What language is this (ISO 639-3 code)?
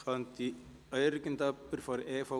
gsw